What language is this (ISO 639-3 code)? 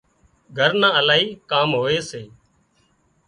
kxp